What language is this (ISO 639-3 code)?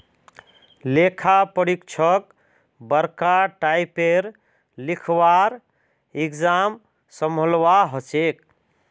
mag